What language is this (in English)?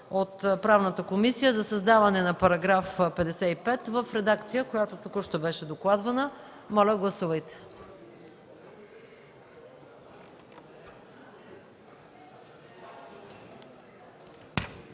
Bulgarian